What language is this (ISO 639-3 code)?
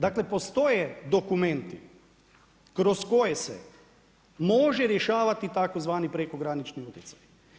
hrv